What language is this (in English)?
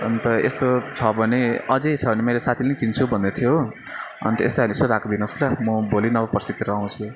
Nepali